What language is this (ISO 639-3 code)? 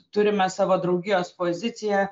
lit